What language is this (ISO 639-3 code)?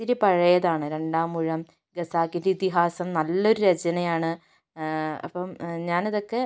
mal